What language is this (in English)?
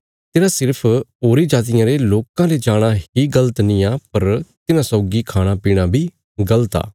Bilaspuri